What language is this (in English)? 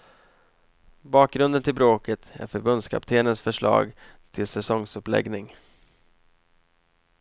Swedish